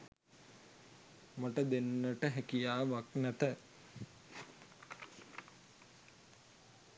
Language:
Sinhala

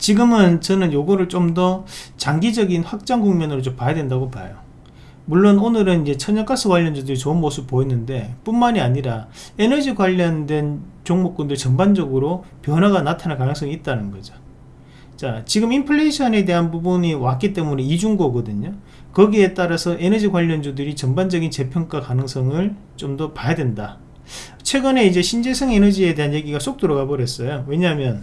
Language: Korean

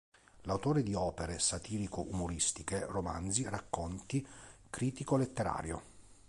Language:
Italian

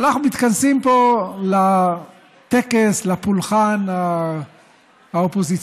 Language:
Hebrew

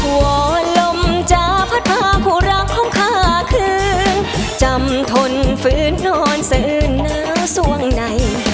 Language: Thai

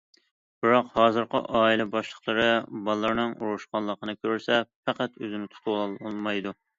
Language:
Uyghur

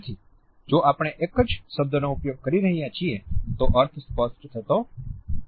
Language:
Gujarati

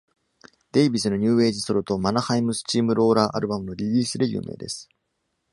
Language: Japanese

